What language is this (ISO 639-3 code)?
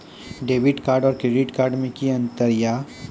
mai